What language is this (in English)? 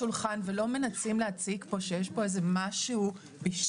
Hebrew